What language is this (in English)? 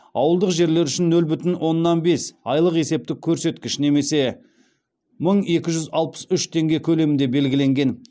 Kazakh